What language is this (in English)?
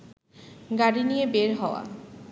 Bangla